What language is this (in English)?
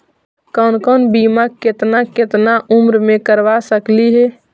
Magahi